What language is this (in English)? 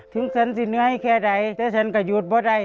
Thai